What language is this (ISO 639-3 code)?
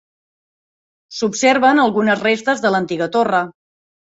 cat